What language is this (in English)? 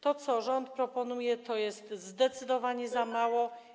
Polish